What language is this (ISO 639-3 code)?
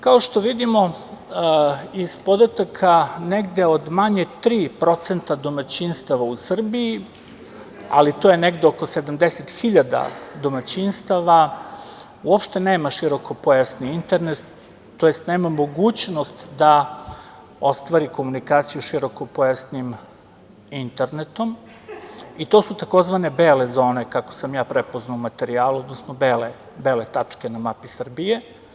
srp